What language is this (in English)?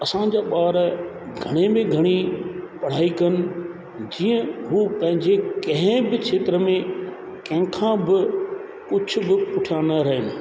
Sindhi